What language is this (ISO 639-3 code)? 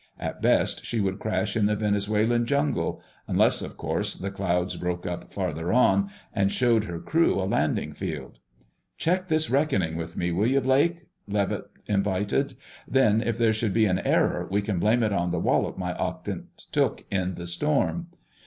eng